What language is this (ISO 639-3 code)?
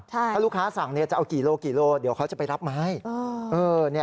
tha